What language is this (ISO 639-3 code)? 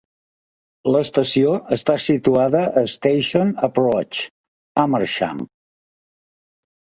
cat